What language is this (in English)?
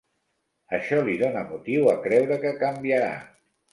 Catalan